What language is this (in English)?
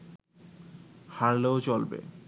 Bangla